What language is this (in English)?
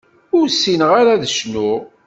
Kabyle